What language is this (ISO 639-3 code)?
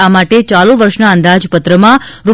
guj